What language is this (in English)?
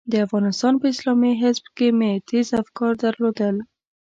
Pashto